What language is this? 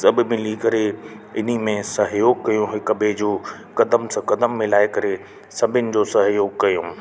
Sindhi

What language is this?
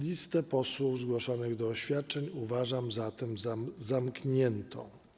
Polish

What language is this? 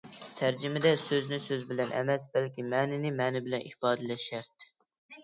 Uyghur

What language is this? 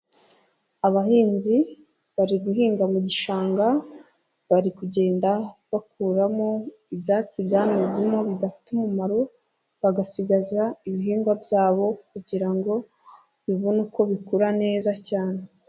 Kinyarwanda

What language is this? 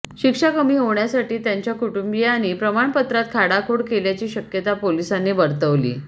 Marathi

